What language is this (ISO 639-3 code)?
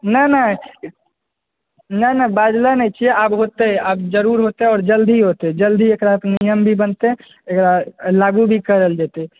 mai